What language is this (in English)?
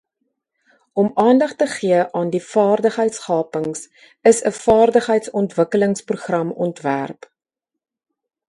Afrikaans